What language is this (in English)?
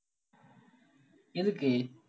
Tamil